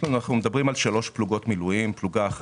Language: Hebrew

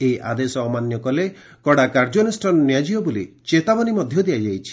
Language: Odia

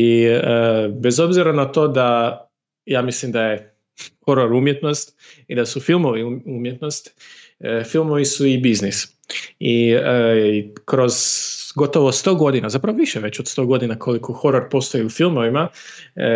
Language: Croatian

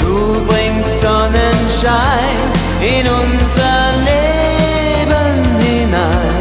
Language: Romanian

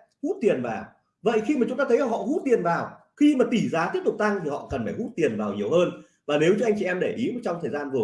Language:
Vietnamese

